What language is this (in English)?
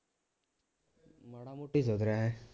Punjabi